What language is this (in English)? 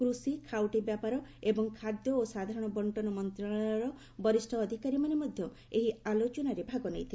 Odia